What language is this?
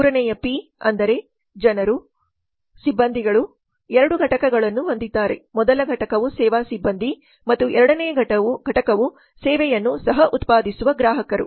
Kannada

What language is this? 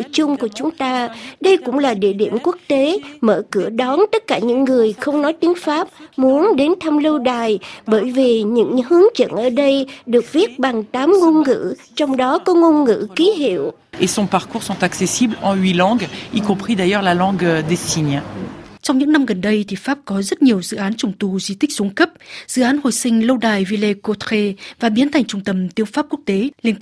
Vietnamese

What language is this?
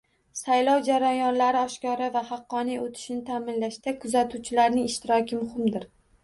Uzbek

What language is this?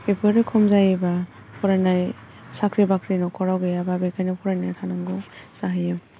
Bodo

